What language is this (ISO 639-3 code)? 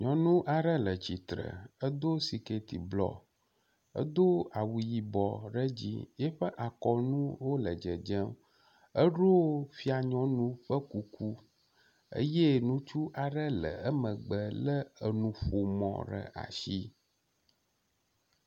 ewe